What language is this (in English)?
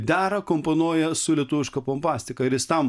Lithuanian